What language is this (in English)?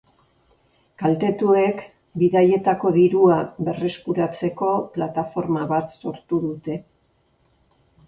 Basque